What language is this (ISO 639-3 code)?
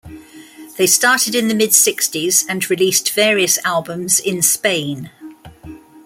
eng